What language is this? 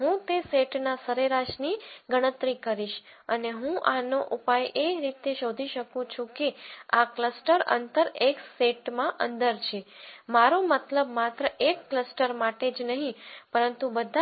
Gujarati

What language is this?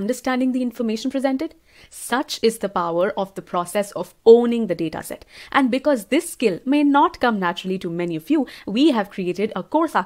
English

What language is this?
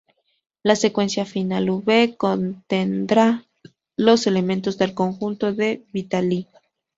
Spanish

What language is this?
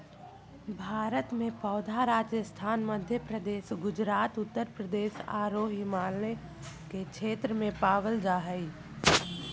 Magahi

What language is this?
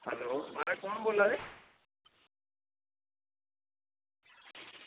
Dogri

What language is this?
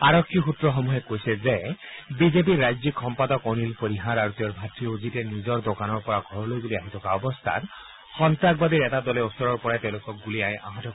Assamese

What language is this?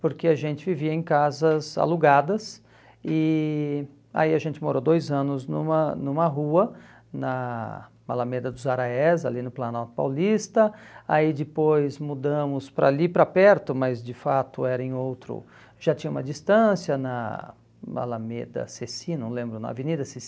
Portuguese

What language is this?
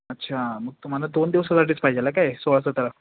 Marathi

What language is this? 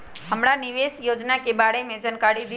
Magahi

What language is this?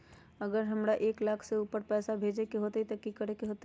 Magahi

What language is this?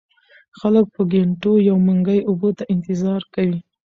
Pashto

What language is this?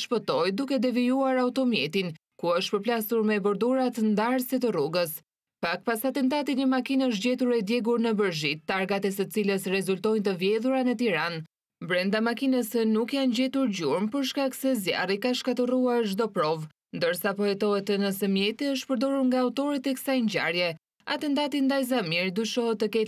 Romanian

